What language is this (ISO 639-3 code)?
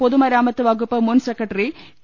mal